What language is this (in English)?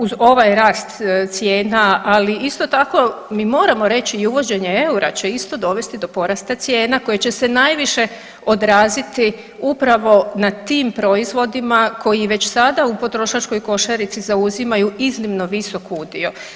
Croatian